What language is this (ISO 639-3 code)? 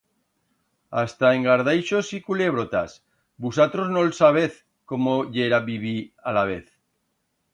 arg